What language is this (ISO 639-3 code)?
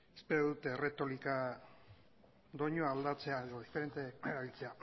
eus